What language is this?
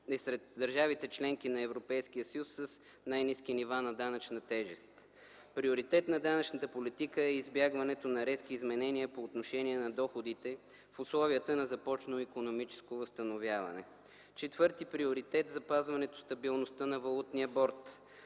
Bulgarian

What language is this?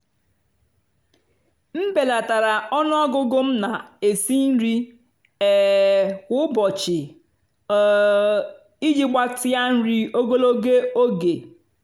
Igbo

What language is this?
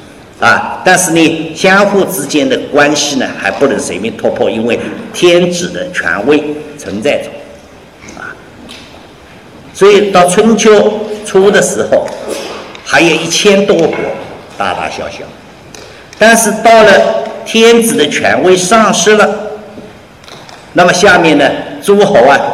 Chinese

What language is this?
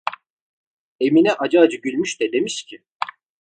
Turkish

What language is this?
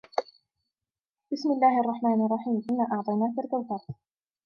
Arabic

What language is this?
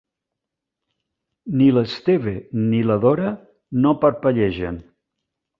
Catalan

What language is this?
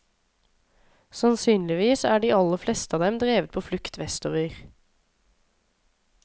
Norwegian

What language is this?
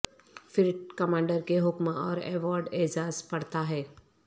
Urdu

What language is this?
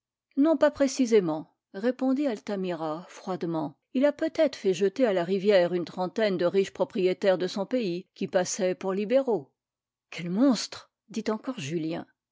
French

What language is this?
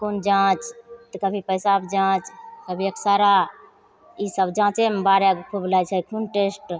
Maithili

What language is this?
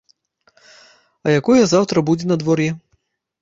Belarusian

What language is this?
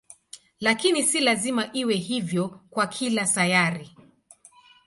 Swahili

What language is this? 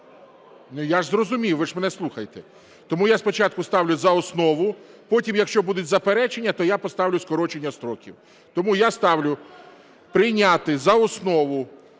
Ukrainian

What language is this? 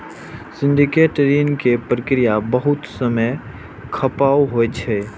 Maithili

